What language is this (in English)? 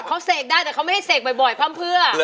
Thai